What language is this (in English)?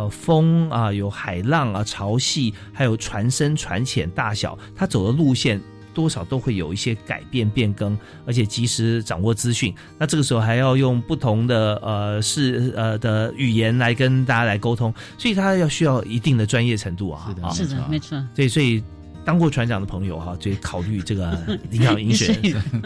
Chinese